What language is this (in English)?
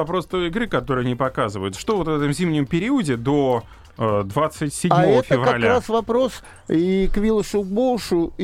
Russian